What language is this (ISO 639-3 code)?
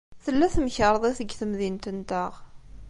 kab